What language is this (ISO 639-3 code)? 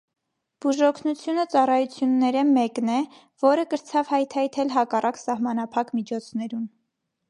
hye